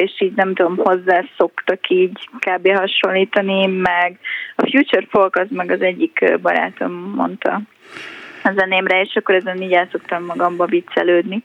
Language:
Hungarian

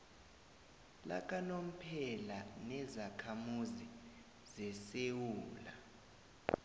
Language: South Ndebele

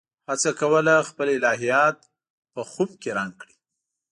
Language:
Pashto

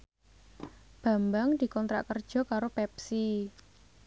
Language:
Javanese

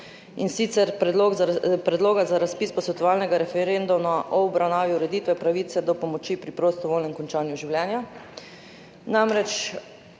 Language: Slovenian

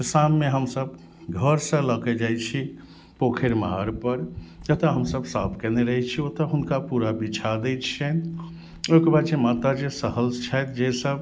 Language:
Maithili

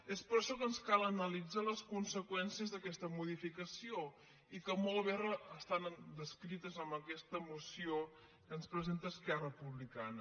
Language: Catalan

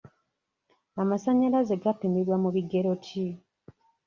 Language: Ganda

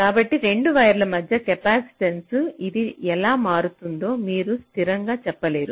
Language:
Telugu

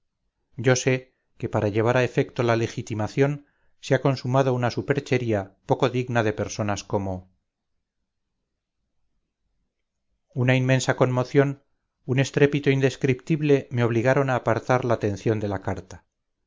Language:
Spanish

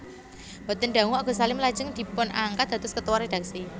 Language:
Javanese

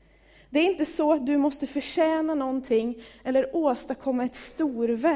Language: Swedish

